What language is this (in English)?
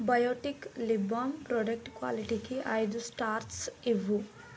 Telugu